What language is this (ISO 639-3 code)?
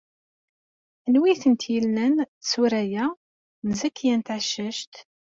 kab